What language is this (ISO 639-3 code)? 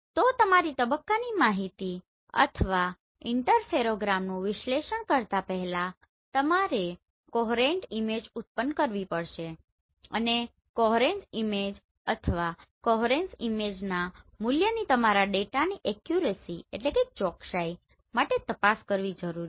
guj